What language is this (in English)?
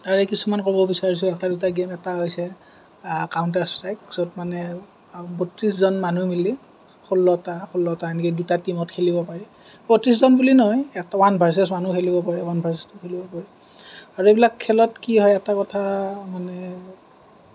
Assamese